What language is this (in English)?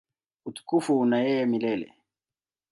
Swahili